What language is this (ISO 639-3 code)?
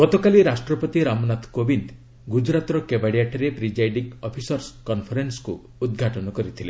ori